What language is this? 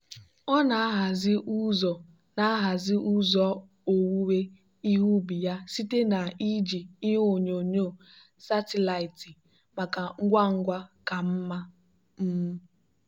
Igbo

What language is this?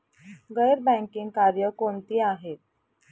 Marathi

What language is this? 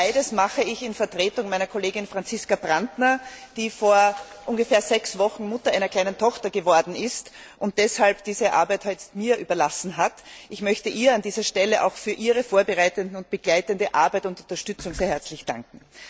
German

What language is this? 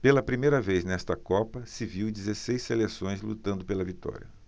Portuguese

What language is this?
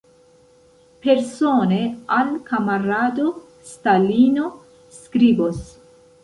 Esperanto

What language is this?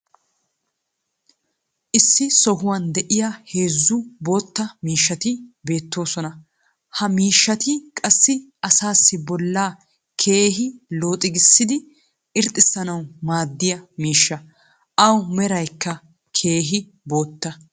Wolaytta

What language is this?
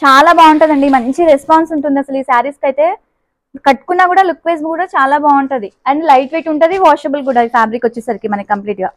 Telugu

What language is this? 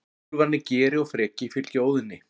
Icelandic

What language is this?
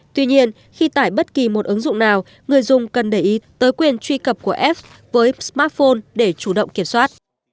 Vietnamese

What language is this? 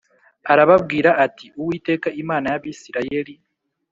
Kinyarwanda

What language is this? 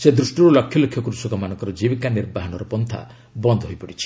Odia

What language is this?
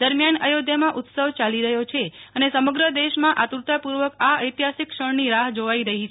Gujarati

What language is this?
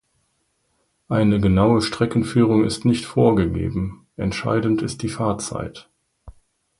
German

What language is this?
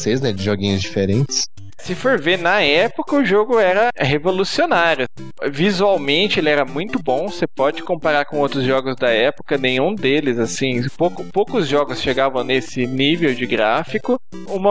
Portuguese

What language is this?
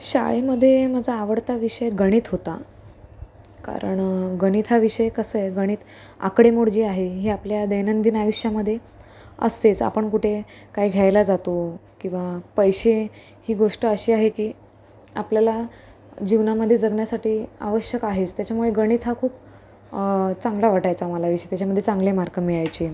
Marathi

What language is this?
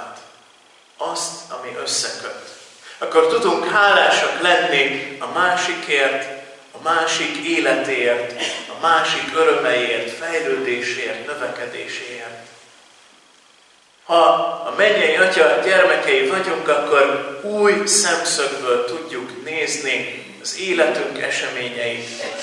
Hungarian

